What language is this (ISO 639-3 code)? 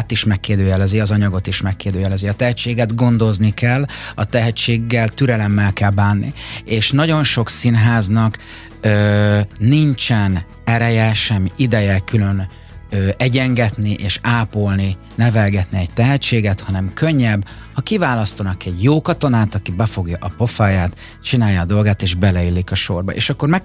hun